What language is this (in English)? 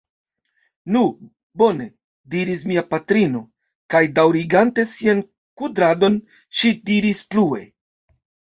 Esperanto